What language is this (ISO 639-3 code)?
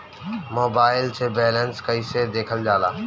bho